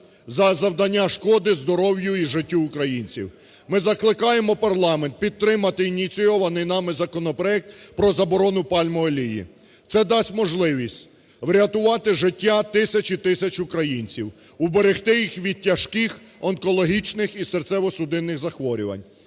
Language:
Ukrainian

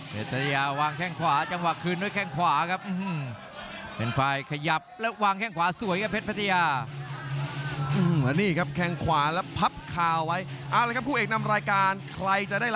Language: Thai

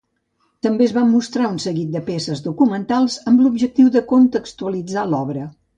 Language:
Catalan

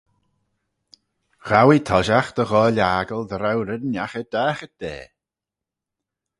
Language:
Manx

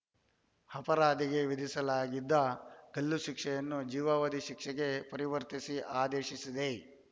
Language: Kannada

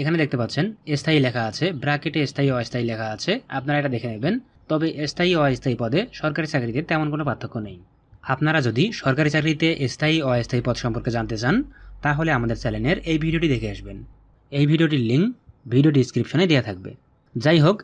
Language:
Bangla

